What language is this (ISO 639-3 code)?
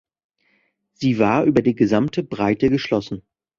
deu